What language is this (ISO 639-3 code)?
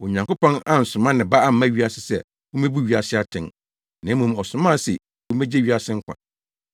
aka